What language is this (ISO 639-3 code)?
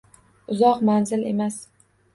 uzb